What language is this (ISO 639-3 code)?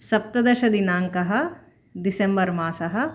san